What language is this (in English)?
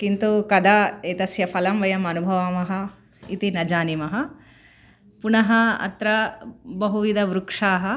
Sanskrit